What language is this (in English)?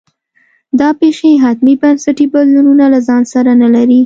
Pashto